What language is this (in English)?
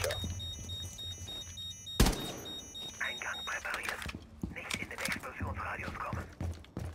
German